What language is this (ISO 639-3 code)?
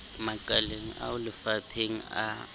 sot